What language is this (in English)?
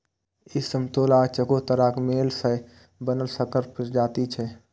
Maithili